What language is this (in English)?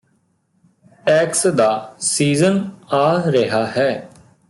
Punjabi